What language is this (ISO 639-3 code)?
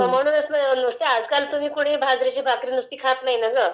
mar